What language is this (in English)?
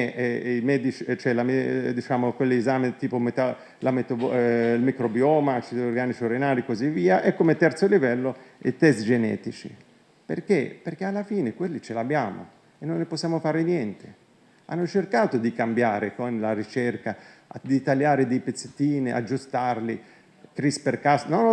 Italian